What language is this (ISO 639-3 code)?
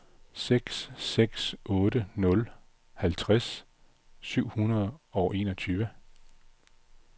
dan